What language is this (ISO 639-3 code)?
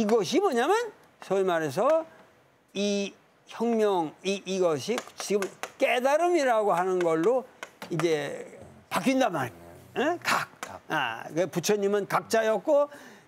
kor